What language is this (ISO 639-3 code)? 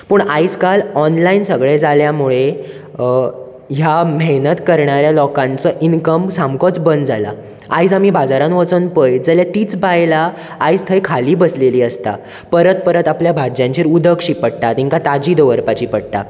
kok